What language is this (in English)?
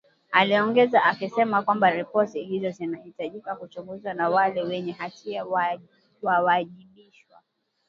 Swahili